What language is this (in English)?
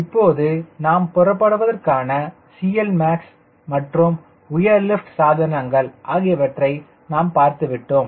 Tamil